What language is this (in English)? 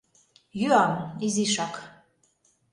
Mari